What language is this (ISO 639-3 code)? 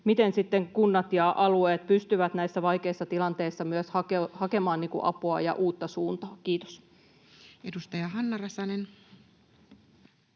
fin